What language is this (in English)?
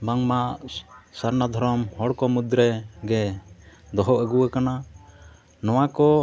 Santali